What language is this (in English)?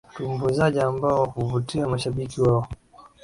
Swahili